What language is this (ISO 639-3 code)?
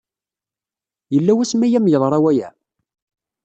kab